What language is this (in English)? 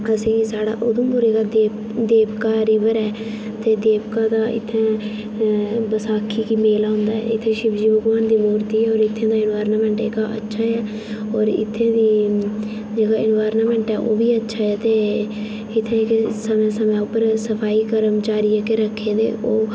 Dogri